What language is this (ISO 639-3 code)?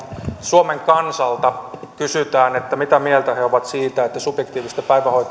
fin